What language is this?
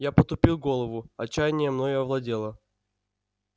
Russian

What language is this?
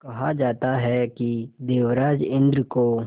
Hindi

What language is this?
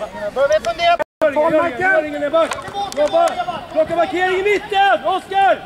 Swedish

